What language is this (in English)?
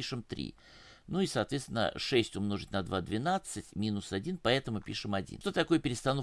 Russian